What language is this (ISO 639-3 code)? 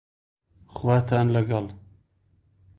ckb